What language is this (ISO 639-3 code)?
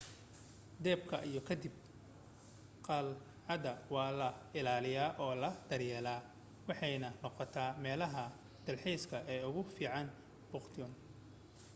som